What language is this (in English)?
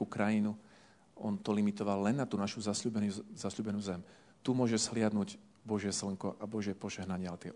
Slovak